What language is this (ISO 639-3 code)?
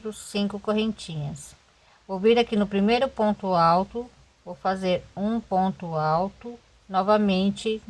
por